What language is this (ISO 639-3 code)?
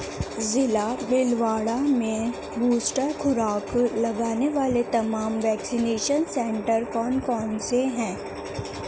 urd